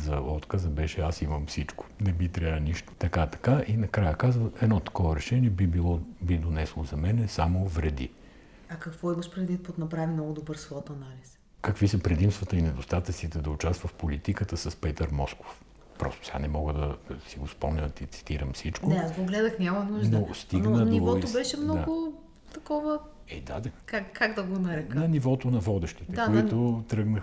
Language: Bulgarian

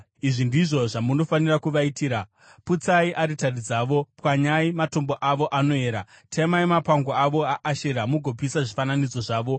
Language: Shona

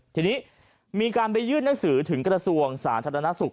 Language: Thai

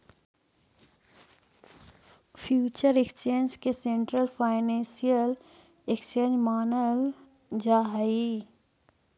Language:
Magahi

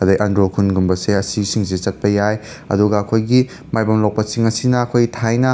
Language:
Manipuri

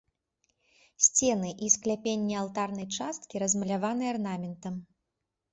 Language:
Belarusian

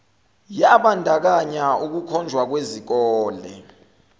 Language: Zulu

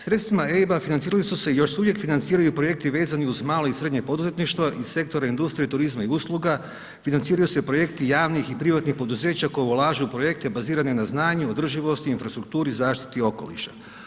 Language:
Croatian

